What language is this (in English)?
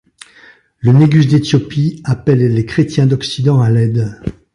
French